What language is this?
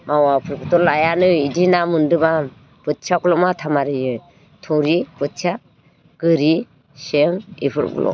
Bodo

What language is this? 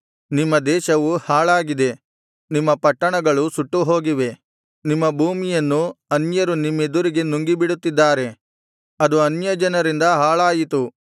Kannada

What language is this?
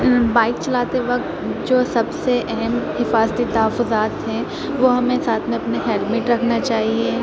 Urdu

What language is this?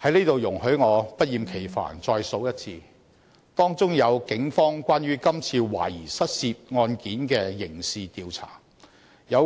Cantonese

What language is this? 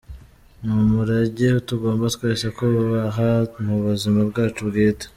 Kinyarwanda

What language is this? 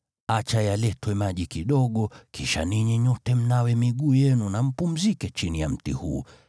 Swahili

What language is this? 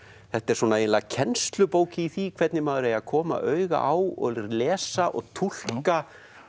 Icelandic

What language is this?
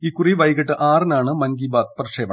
Malayalam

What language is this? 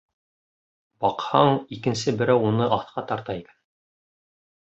Bashkir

